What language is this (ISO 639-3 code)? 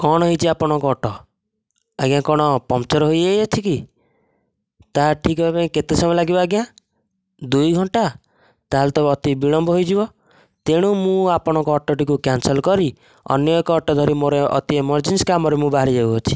ori